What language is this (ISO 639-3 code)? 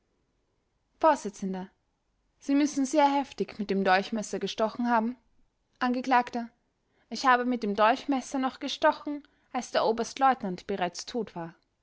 deu